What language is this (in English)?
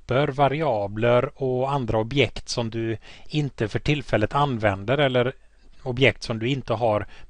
Swedish